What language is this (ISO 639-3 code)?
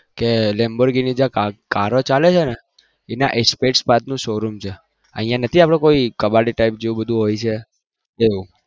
guj